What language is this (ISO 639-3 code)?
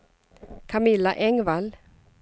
swe